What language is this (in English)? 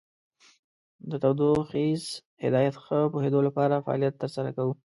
Pashto